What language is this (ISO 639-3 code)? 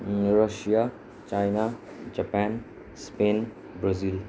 nep